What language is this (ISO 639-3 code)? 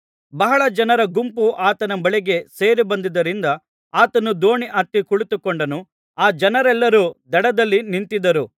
kan